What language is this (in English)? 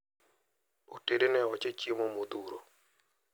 Luo (Kenya and Tanzania)